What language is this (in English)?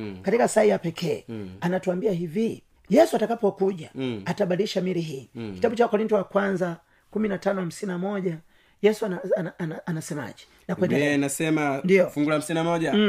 Swahili